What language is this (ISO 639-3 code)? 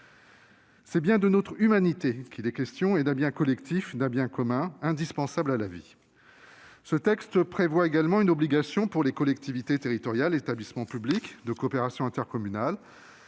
fra